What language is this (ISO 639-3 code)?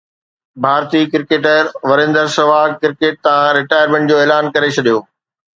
snd